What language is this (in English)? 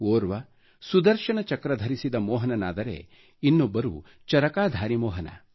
Kannada